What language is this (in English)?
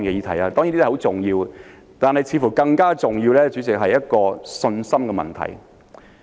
Cantonese